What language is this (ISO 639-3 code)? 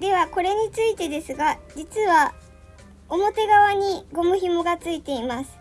jpn